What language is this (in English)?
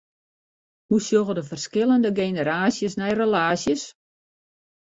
Western Frisian